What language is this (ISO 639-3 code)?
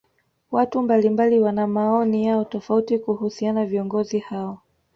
swa